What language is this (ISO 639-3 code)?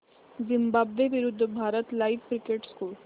mar